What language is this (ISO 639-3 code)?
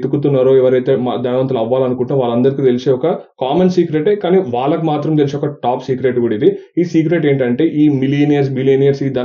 tel